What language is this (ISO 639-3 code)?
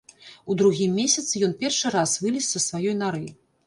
bel